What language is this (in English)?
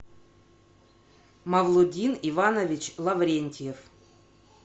Russian